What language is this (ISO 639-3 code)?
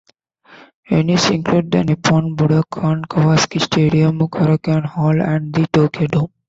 eng